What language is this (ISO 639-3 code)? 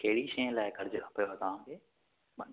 snd